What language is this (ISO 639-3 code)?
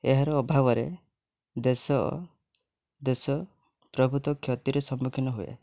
ori